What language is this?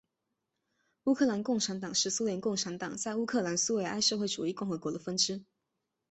Chinese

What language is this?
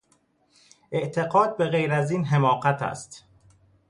Persian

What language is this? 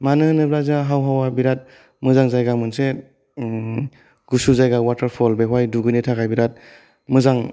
Bodo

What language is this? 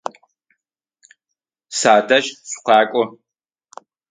Adyghe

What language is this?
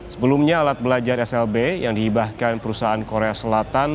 Indonesian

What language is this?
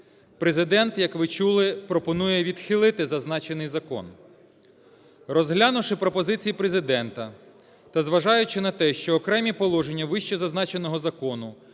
Ukrainian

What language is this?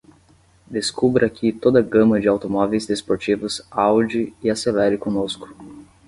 Portuguese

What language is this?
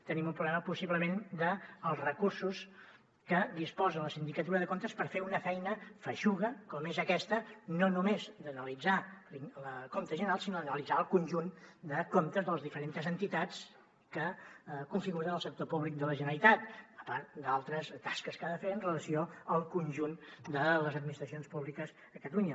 Catalan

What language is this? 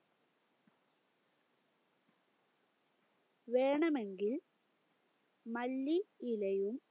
Malayalam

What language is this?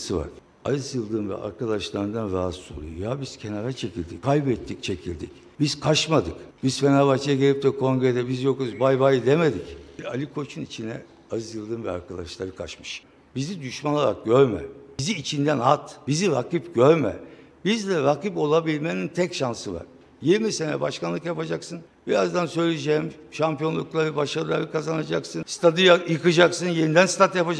Turkish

